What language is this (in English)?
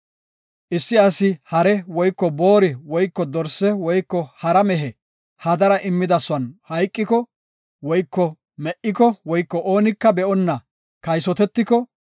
Gofa